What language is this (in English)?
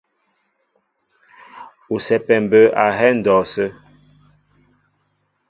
Mbo (Cameroon)